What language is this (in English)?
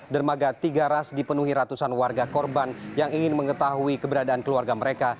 Indonesian